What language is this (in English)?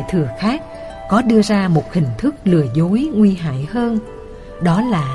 Vietnamese